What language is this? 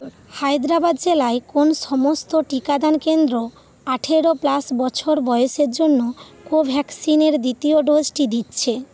Bangla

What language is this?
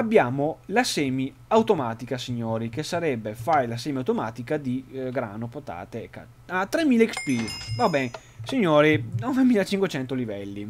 Italian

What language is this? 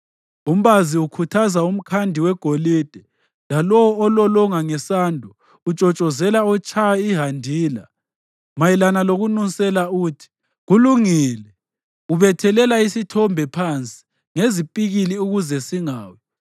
North Ndebele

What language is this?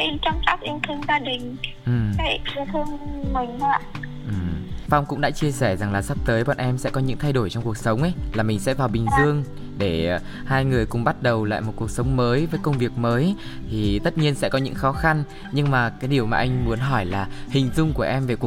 Vietnamese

